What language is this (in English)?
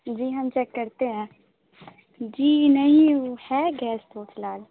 Urdu